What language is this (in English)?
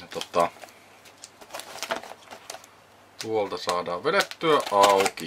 Finnish